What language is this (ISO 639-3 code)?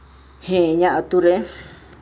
sat